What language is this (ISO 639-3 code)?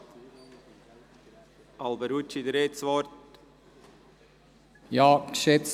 gsw